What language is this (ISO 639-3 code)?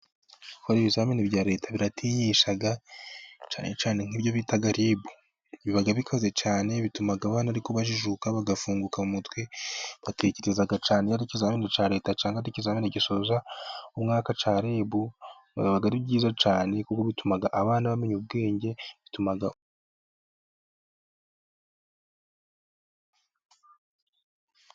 kin